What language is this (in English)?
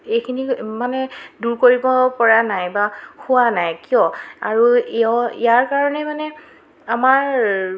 Assamese